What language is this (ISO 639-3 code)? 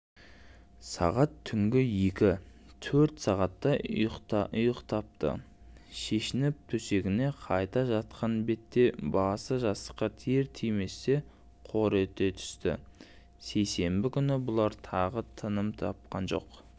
kaz